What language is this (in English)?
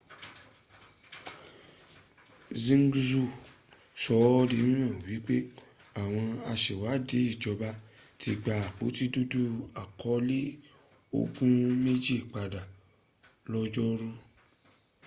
Yoruba